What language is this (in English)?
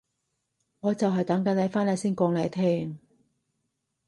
Cantonese